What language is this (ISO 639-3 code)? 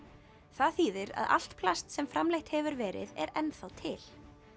isl